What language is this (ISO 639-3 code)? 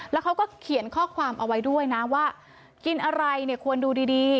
tha